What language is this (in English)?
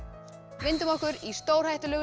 Icelandic